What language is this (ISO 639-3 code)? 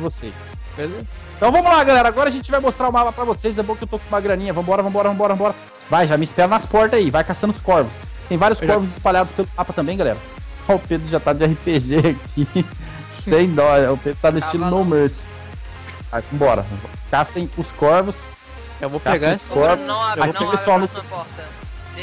por